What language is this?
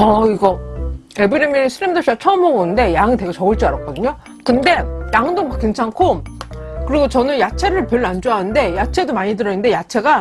Korean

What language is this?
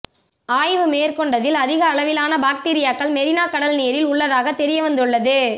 Tamil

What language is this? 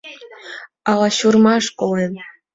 Mari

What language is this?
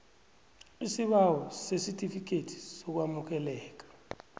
South Ndebele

